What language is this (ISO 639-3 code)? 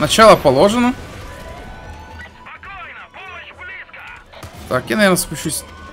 rus